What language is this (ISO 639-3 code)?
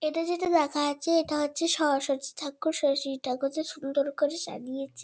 ben